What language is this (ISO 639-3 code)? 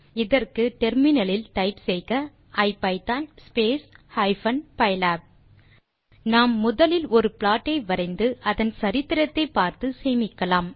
tam